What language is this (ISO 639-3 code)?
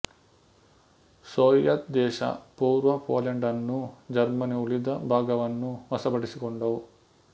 kan